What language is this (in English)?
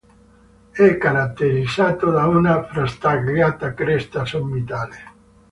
Italian